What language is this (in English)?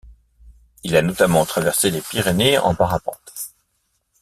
French